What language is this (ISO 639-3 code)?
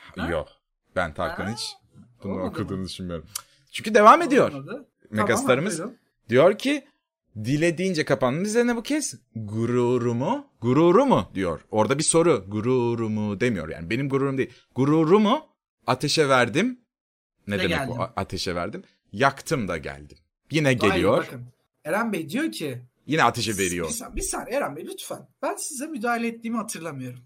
tur